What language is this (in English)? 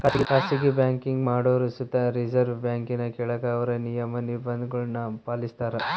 Kannada